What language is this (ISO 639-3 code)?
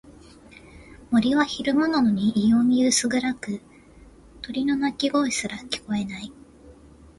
jpn